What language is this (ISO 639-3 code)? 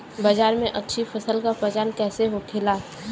bho